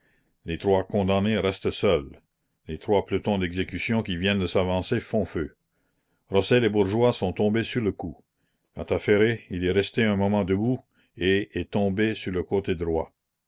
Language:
French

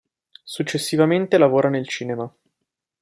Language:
Italian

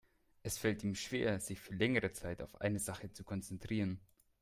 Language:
German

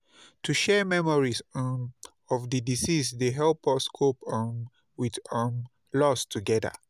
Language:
Nigerian Pidgin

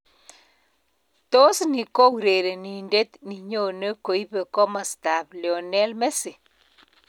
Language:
Kalenjin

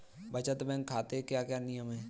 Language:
Hindi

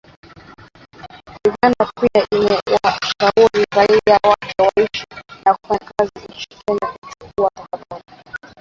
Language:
Swahili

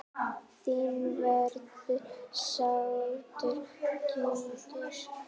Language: Icelandic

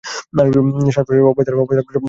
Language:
Bangla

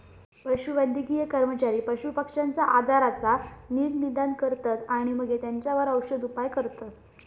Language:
Marathi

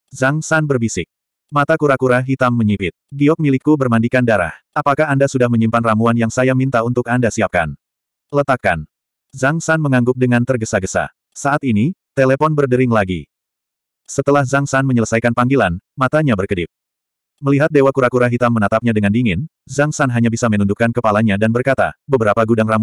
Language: Indonesian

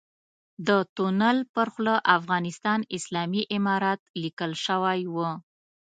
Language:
Pashto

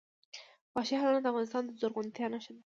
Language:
Pashto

